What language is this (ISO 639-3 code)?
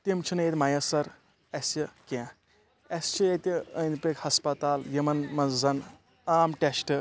kas